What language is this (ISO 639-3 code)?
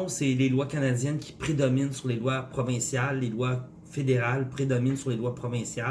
fra